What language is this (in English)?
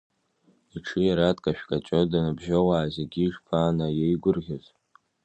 Abkhazian